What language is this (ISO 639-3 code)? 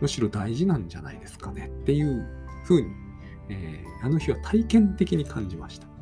jpn